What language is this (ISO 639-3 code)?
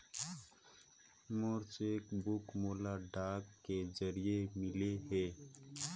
hne